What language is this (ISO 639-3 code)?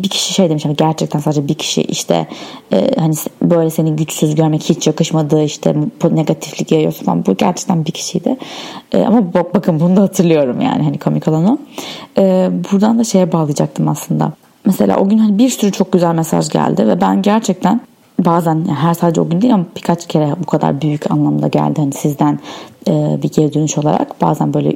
tur